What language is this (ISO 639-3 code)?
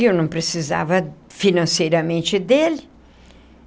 por